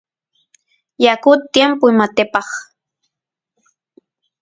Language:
Santiago del Estero Quichua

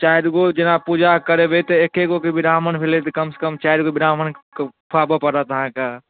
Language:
Maithili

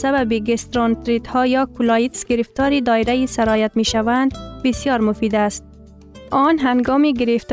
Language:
Persian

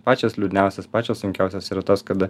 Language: Lithuanian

